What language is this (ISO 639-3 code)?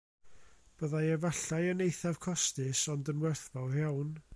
cym